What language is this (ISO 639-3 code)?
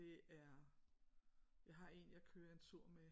dan